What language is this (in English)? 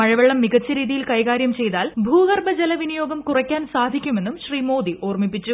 Malayalam